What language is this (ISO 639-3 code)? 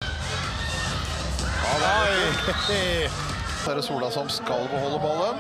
nor